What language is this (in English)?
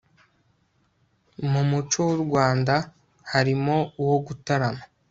Kinyarwanda